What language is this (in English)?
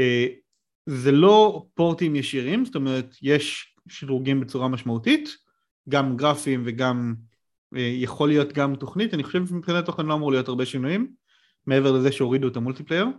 Hebrew